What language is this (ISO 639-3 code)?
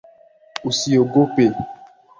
swa